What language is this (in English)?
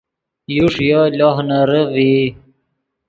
Yidgha